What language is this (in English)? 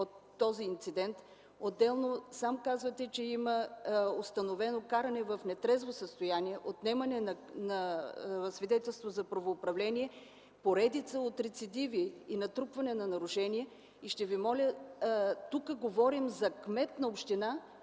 Bulgarian